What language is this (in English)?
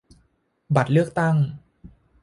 Thai